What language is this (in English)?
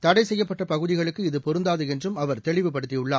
Tamil